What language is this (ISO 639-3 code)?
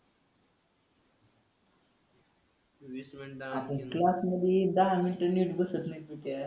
mar